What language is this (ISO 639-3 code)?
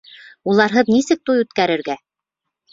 bak